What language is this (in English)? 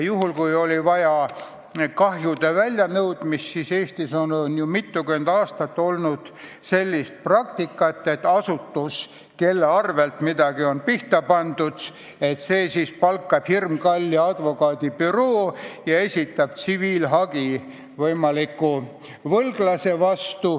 Estonian